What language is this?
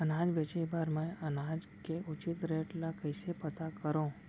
Chhattisgarhi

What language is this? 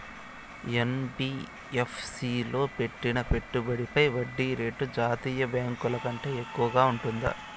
Telugu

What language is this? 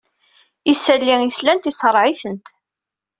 Kabyle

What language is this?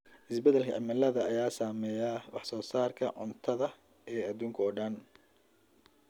Somali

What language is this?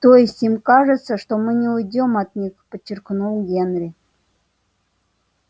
Russian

